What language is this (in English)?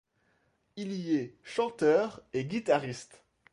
French